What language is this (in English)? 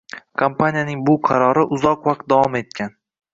Uzbek